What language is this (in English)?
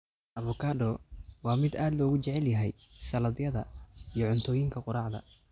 Somali